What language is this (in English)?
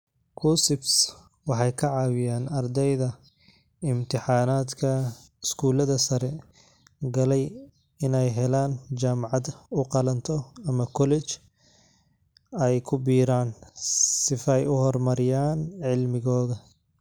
Somali